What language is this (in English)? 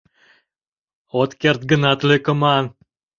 Mari